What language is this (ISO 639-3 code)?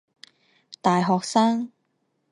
zho